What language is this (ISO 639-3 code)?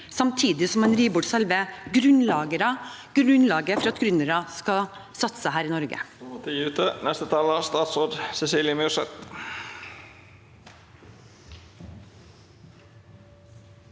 nor